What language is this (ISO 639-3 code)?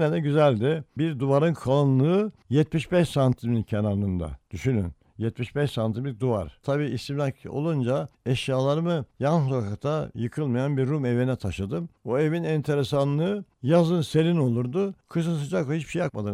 tur